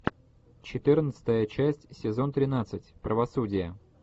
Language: Russian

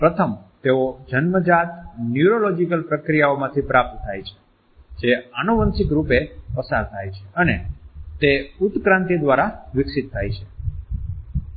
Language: Gujarati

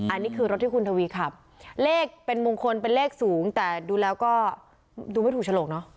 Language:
Thai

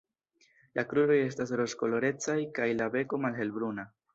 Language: Esperanto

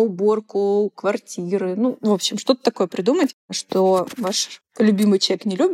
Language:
Russian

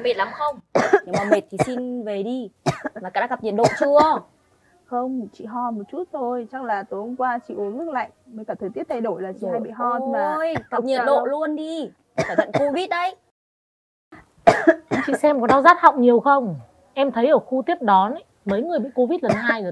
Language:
Vietnamese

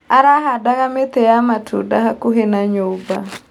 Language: Kikuyu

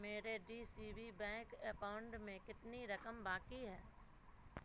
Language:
Urdu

